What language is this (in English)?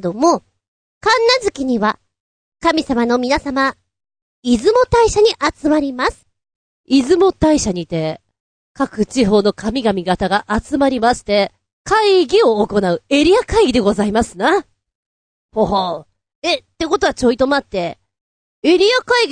Japanese